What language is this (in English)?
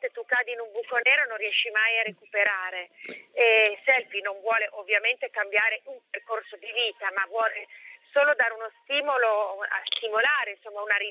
Italian